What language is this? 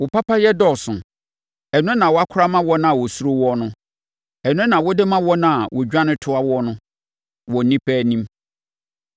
Akan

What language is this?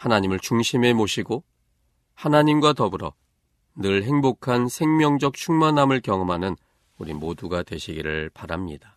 Korean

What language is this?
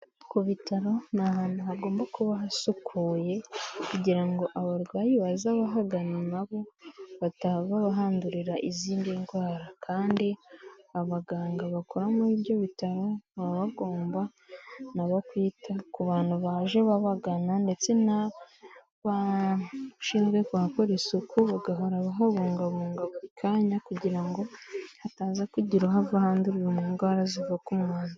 Kinyarwanda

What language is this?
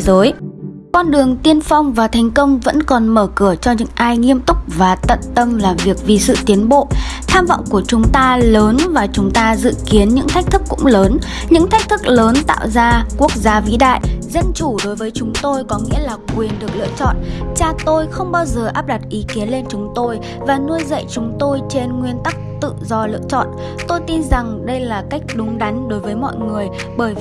Vietnamese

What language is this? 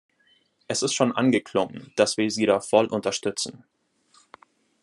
German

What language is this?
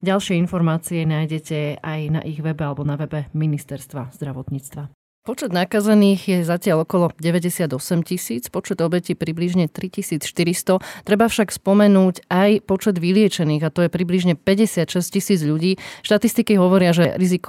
Slovak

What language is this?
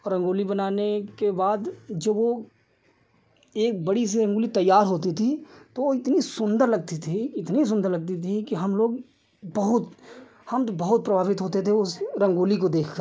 Hindi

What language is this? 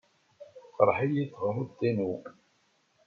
Kabyle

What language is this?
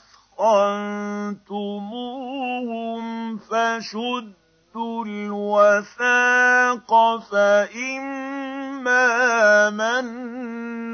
Arabic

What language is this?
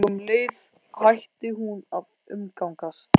Icelandic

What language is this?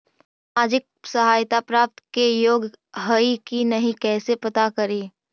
Magahi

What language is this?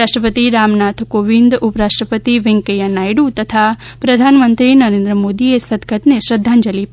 Gujarati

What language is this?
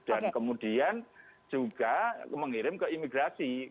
Indonesian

